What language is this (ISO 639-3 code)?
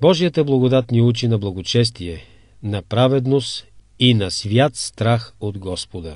bul